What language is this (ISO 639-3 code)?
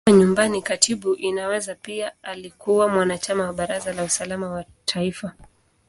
swa